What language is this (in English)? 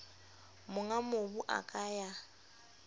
Southern Sotho